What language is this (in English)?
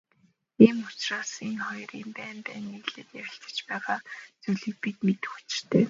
Mongolian